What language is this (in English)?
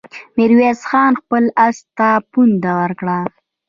Pashto